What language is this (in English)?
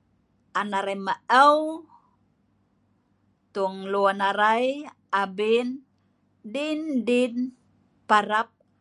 Sa'ban